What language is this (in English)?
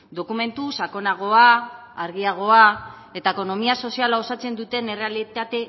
Basque